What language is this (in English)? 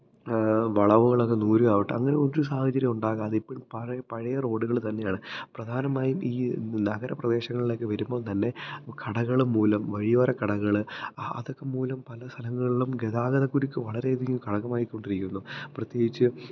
Malayalam